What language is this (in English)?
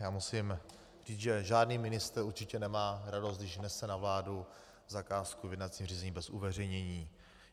Czech